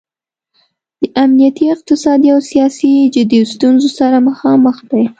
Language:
Pashto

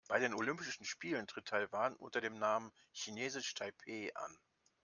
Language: German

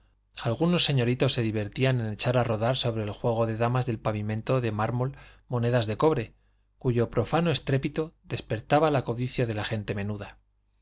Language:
Spanish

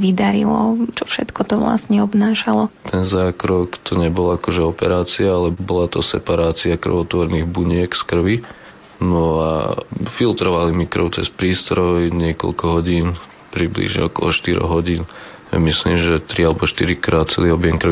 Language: Slovak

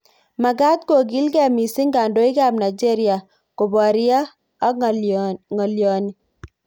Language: Kalenjin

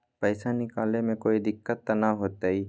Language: Magahi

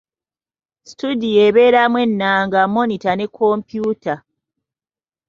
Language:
Ganda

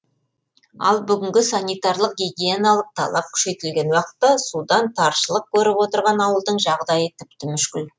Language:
Kazakh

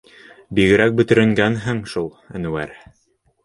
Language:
Bashkir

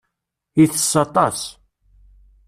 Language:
Kabyle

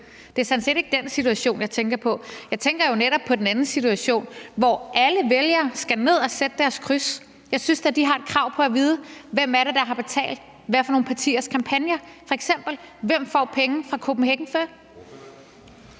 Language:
Danish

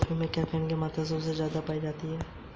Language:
Hindi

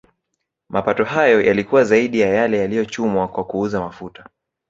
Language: Swahili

